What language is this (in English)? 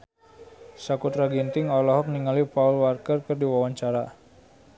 Sundanese